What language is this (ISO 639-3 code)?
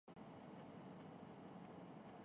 urd